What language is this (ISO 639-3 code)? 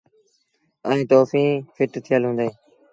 sbn